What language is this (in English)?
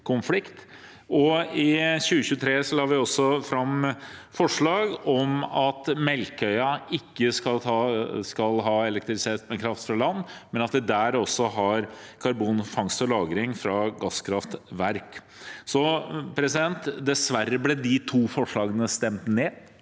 Norwegian